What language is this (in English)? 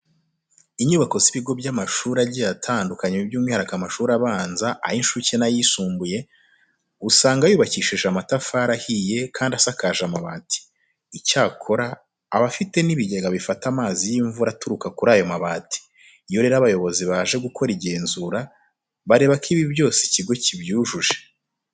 Kinyarwanda